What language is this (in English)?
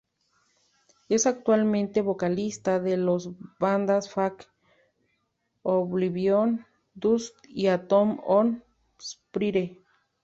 Spanish